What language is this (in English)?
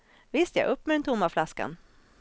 Swedish